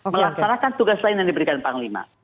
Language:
Indonesian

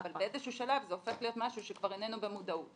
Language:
Hebrew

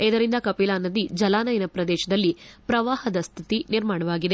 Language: Kannada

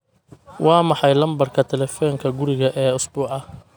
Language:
Somali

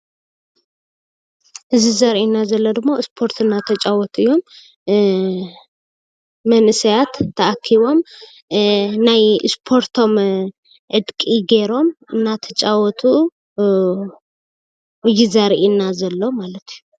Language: Tigrinya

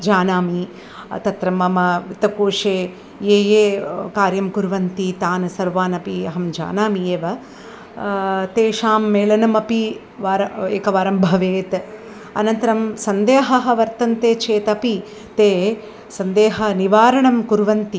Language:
Sanskrit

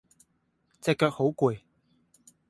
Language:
Cantonese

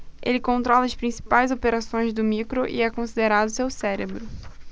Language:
Portuguese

